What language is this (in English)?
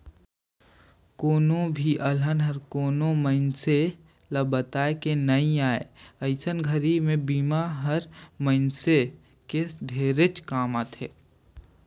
Chhattisgarhi